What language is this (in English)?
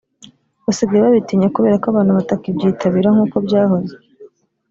Kinyarwanda